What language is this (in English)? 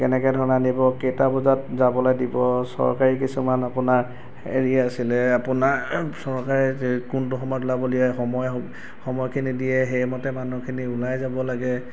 Assamese